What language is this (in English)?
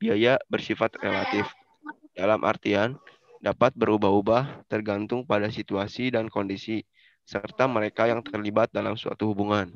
Indonesian